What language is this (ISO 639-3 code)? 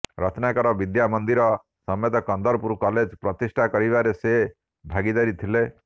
ori